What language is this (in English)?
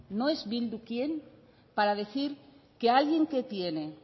Spanish